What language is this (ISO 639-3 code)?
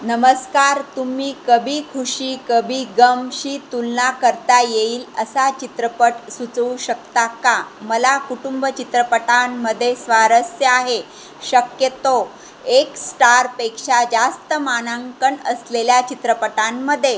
mar